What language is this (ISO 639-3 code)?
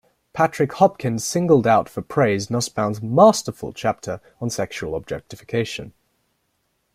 eng